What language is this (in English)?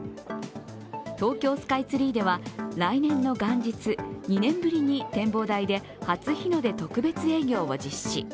Japanese